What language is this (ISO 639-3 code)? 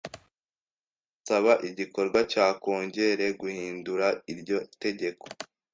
kin